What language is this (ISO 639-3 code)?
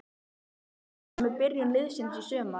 isl